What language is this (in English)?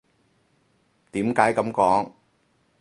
Cantonese